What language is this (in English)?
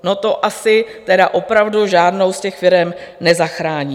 Czech